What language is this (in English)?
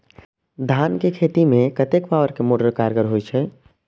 Maithili